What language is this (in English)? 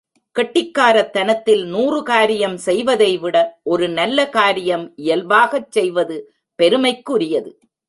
Tamil